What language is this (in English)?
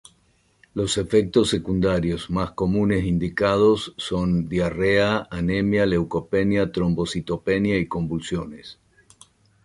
Spanish